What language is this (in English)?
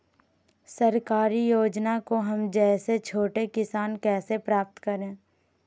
Magahi